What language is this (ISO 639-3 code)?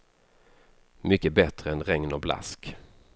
swe